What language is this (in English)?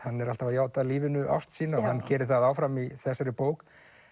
Icelandic